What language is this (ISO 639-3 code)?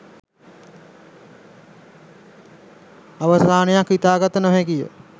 sin